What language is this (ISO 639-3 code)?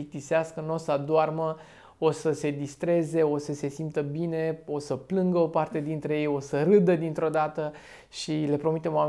ron